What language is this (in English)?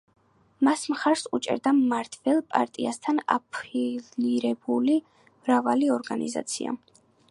Georgian